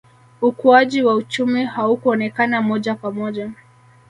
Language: Swahili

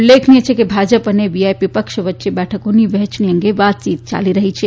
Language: Gujarati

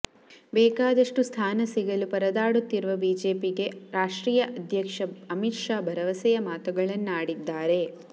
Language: Kannada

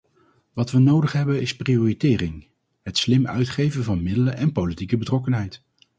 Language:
Dutch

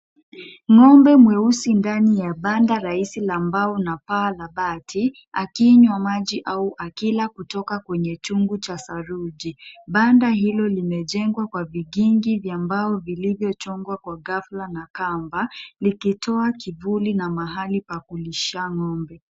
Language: Swahili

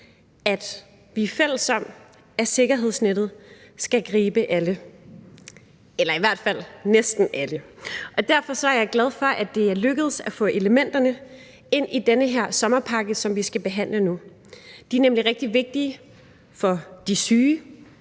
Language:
Danish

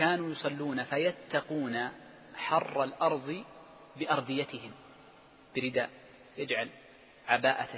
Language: Arabic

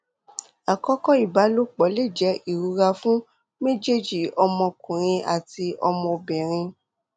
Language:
Yoruba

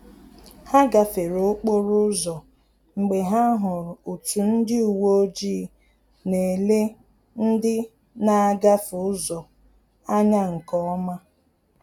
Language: Igbo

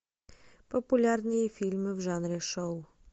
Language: Russian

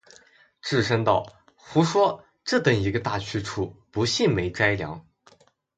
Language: Chinese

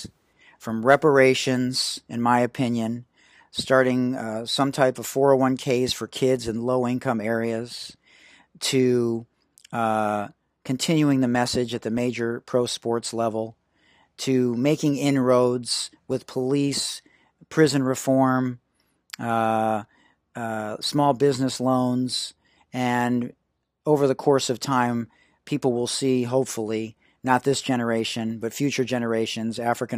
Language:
English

